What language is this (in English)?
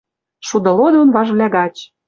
Western Mari